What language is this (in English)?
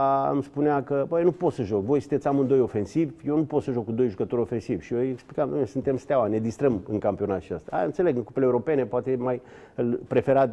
Romanian